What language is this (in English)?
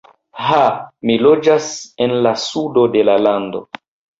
Esperanto